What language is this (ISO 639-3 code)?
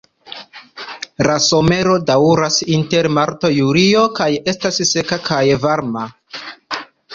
epo